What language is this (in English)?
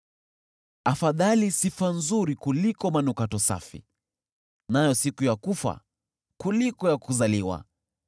Swahili